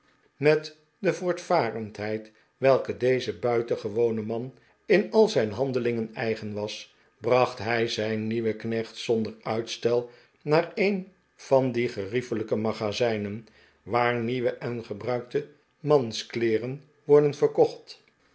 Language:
Dutch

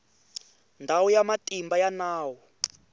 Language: Tsonga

